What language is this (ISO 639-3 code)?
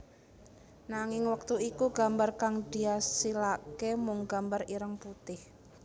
jav